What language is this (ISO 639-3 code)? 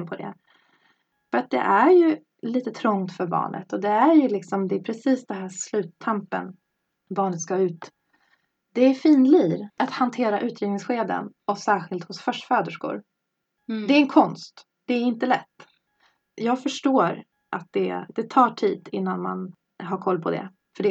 swe